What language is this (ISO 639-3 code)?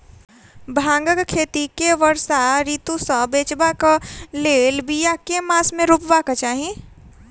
mai